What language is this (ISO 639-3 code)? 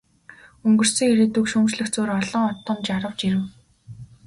mon